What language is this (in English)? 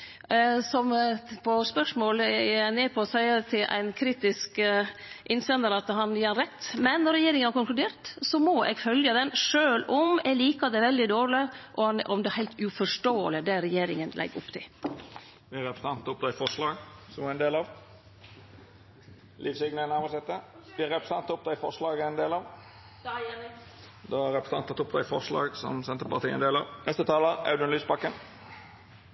Norwegian